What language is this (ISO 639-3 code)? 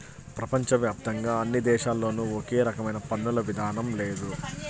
tel